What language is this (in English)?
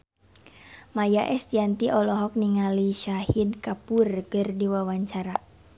Sundanese